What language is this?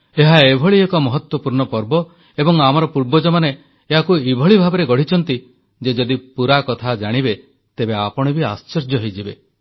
Odia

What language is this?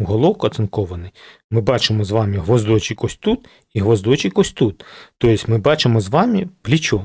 Ukrainian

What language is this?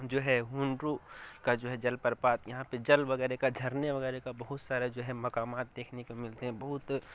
Urdu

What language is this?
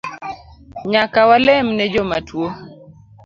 Luo (Kenya and Tanzania)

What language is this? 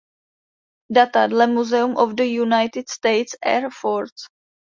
Czech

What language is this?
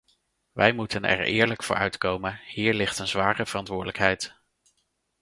Dutch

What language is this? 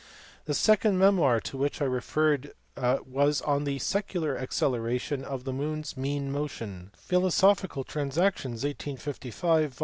English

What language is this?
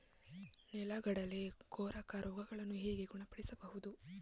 Kannada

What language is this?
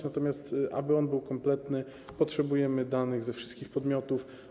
Polish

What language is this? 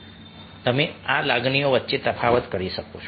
Gujarati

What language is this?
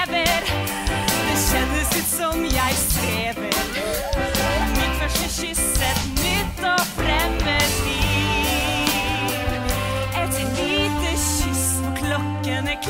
Dutch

